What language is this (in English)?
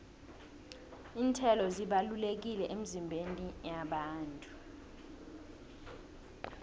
South Ndebele